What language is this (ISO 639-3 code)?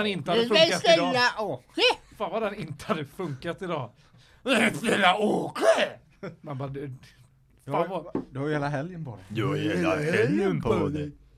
swe